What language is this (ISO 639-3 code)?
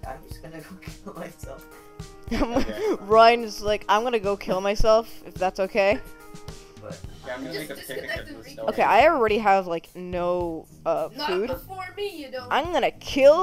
eng